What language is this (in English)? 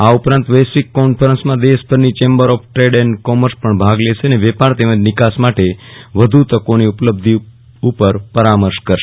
Gujarati